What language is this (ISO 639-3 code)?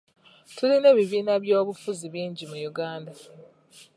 lug